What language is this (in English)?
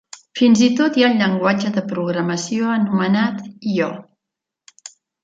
Catalan